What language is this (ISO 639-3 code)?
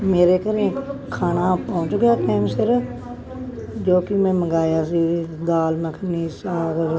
pan